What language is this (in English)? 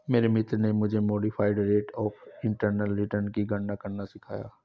Hindi